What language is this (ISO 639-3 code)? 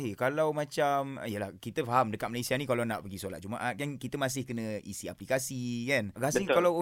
msa